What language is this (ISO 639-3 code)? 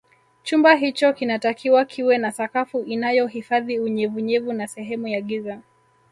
swa